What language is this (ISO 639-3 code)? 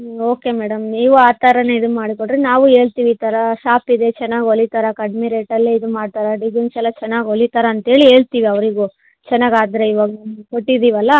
kan